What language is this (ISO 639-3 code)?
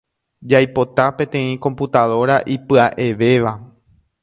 grn